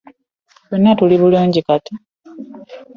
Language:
Ganda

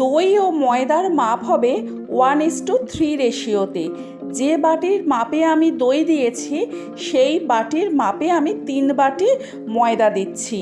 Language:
Bangla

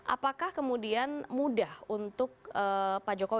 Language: Indonesian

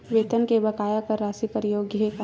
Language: Chhattisgarhi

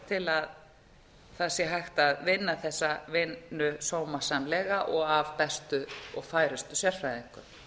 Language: Icelandic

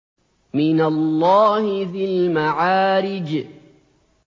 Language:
Arabic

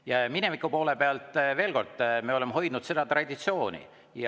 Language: Estonian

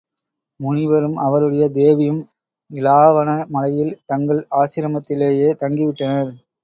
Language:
Tamil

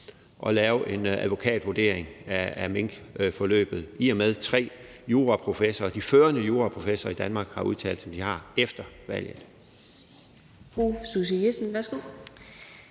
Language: Danish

